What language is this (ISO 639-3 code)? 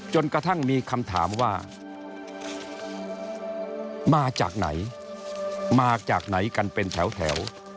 tha